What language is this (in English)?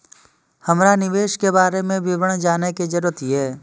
Maithili